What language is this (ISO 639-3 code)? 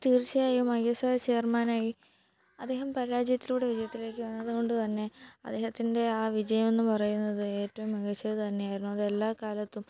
mal